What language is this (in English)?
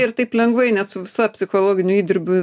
Lithuanian